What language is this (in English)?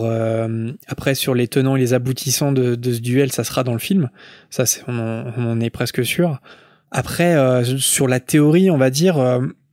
French